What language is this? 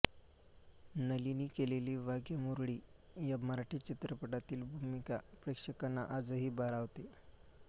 Marathi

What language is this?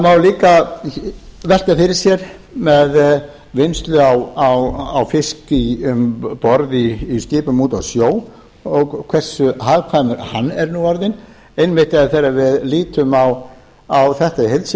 Icelandic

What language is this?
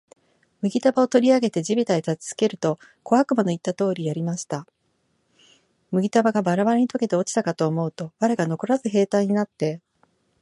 Japanese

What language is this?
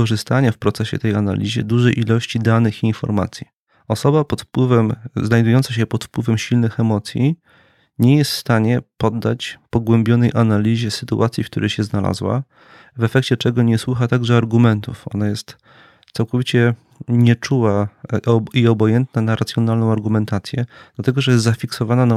Polish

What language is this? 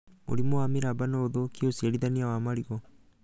Kikuyu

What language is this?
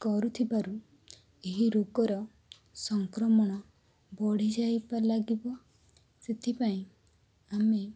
Odia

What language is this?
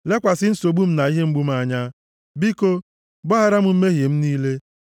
Igbo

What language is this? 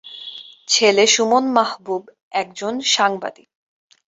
Bangla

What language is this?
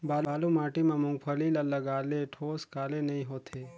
Chhattisgarhi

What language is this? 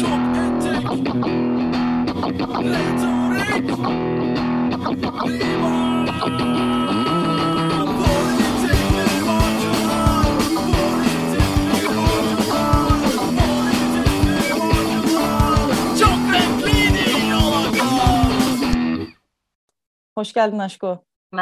Turkish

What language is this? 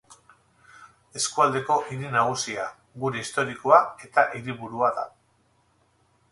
Basque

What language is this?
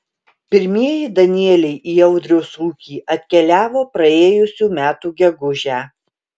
Lithuanian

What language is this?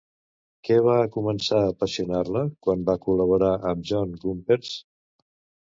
Catalan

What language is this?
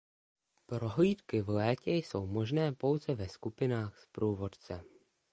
Czech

